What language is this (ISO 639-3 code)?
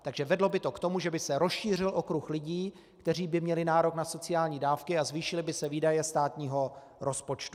ces